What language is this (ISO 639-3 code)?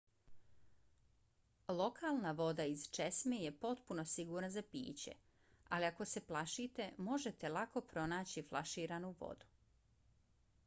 bos